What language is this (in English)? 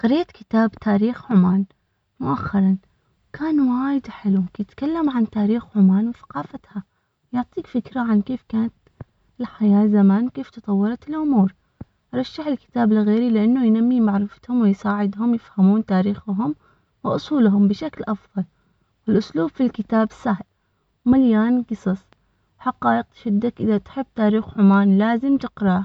Omani Arabic